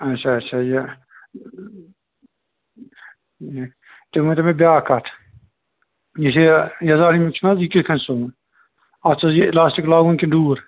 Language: Kashmiri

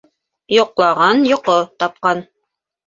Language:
Bashkir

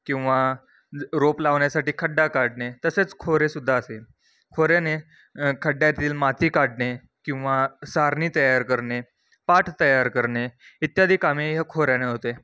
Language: Marathi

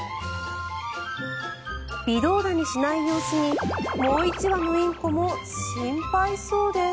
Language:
Japanese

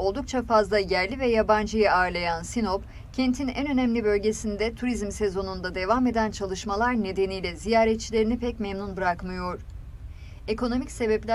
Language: Turkish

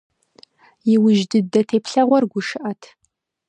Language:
Kabardian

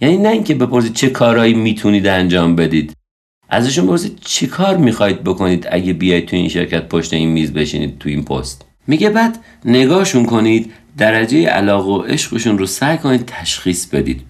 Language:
Persian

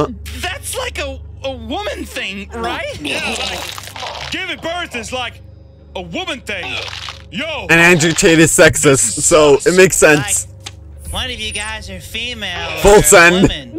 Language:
English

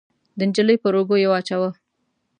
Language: Pashto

